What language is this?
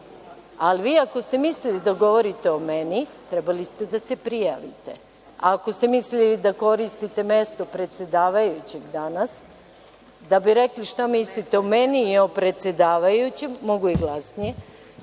Serbian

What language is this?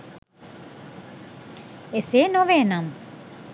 Sinhala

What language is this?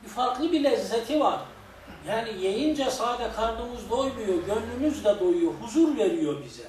Turkish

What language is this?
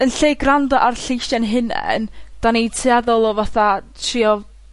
Welsh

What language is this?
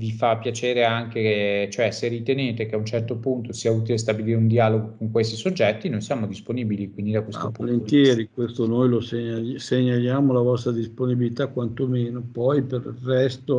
Italian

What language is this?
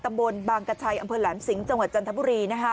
Thai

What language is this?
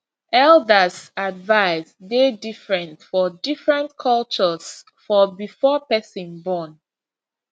Nigerian Pidgin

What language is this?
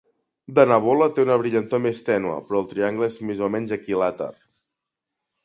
Catalan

